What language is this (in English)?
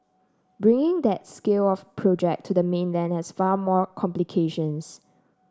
English